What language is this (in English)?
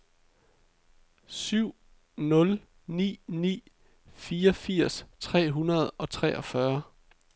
Danish